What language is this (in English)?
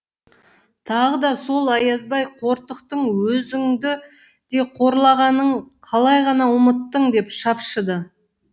Kazakh